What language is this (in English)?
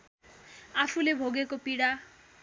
Nepali